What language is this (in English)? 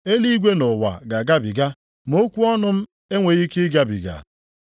Igbo